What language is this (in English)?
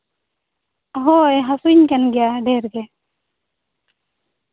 Santali